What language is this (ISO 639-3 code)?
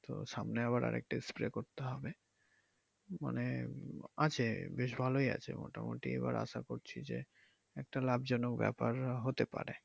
ben